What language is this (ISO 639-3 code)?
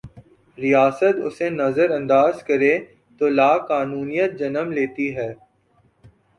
urd